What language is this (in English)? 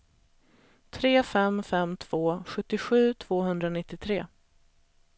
Swedish